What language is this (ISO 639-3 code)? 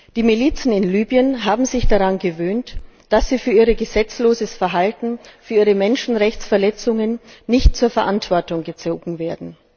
deu